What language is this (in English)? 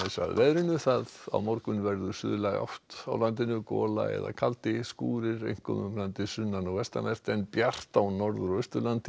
Icelandic